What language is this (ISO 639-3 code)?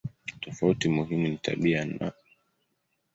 swa